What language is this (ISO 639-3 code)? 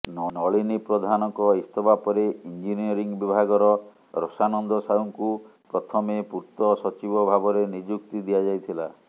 ori